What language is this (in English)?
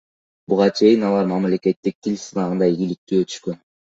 Kyrgyz